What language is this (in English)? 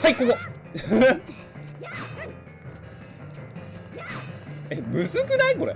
Japanese